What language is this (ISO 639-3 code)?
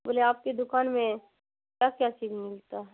urd